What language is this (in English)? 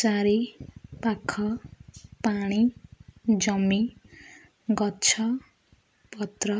Odia